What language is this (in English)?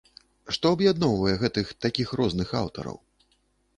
Belarusian